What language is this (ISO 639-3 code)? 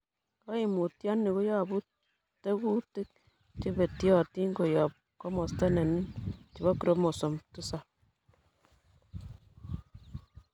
kln